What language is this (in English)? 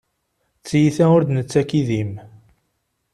Kabyle